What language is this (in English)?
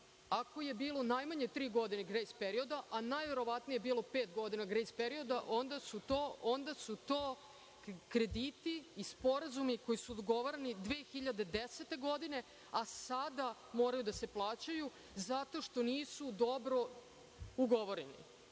Serbian